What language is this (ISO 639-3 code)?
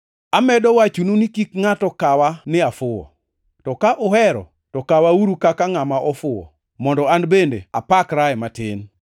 luo